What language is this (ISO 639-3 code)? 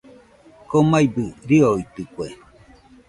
hux